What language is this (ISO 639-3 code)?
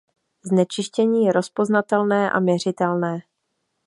ces